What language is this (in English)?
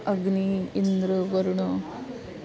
Sanskrit